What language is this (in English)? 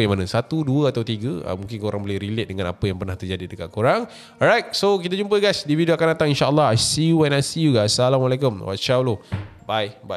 Malay